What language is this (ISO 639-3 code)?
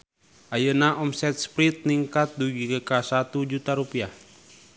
sun